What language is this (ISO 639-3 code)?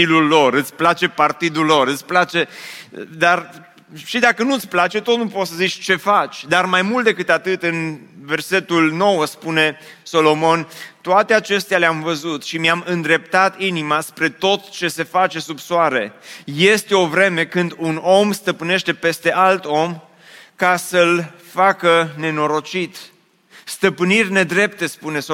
ron